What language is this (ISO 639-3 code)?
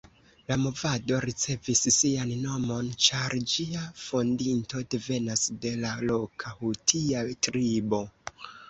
epo